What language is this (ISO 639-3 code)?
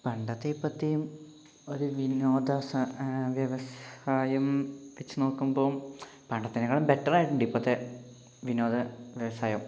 mal